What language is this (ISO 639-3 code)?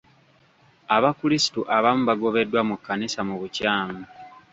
lug